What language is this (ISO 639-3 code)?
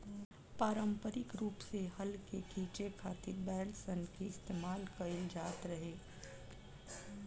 bho